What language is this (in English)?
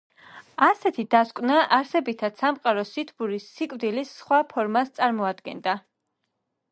Georgian